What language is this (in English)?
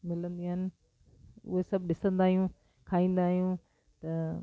Sindhi